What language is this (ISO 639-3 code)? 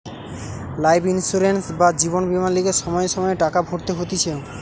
ben